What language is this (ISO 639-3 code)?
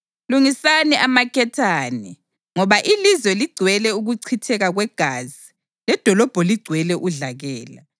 nde